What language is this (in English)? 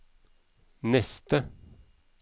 Norwegian